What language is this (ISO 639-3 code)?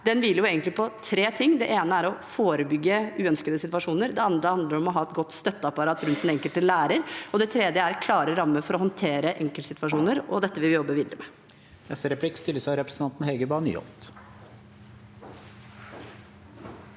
nor